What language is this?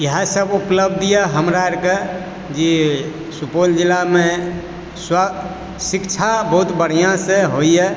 Maithili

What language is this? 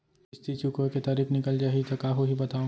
Chhattisgarhi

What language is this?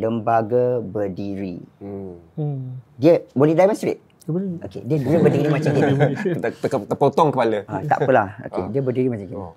Malay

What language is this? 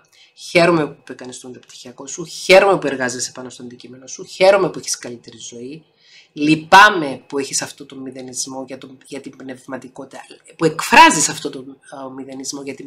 Greek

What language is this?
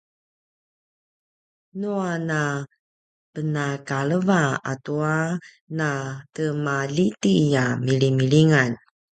Paiwan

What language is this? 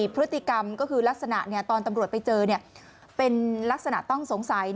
Thai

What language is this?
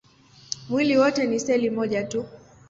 Swahili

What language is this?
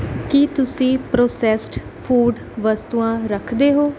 Punjabi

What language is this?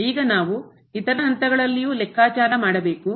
Kannada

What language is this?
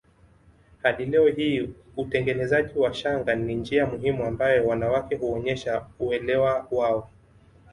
Swahili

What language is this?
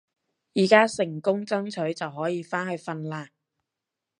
Cantonese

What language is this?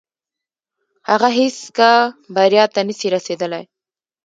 Pashto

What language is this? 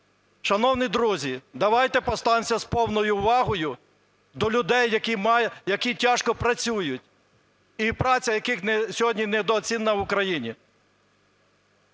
Ukrainian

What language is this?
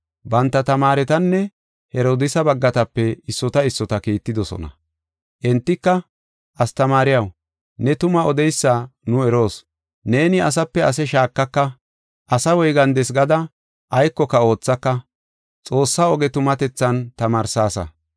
Gofa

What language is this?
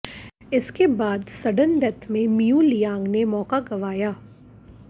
Hindi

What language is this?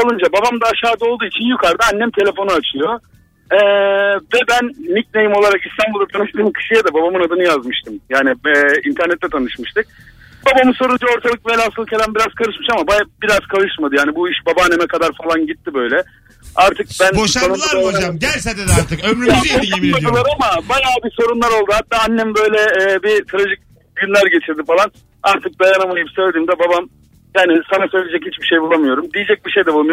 Turkish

